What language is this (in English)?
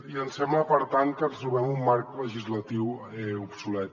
Catalan